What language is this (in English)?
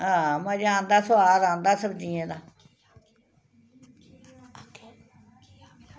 Dogri